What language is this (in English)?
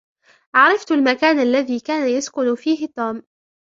Arabic